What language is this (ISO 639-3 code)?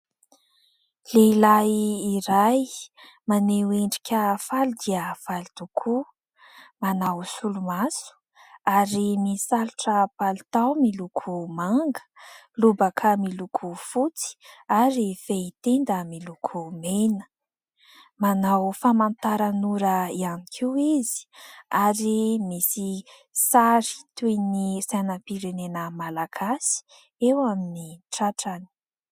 mlg